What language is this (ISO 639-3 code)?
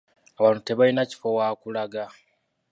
lug